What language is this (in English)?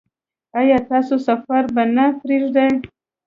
Pashto